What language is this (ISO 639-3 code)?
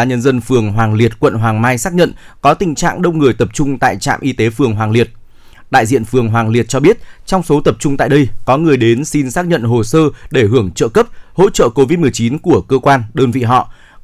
vie